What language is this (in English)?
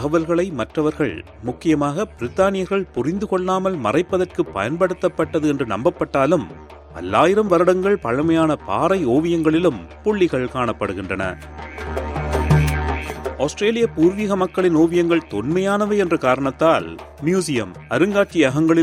Tamil